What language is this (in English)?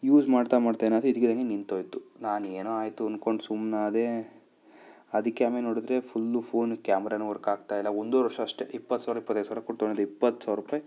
Kannada